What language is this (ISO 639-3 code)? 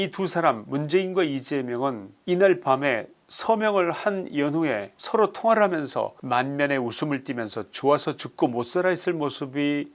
kor